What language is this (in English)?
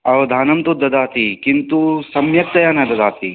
Sanskrit